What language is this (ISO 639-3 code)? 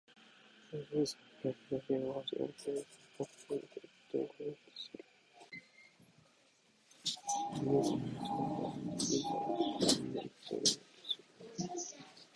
jpn